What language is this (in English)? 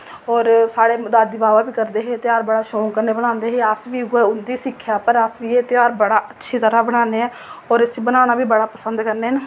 Dogri